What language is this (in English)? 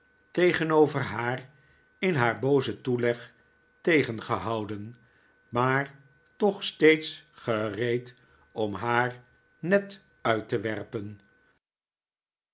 Dutch